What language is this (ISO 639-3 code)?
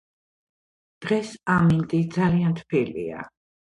kat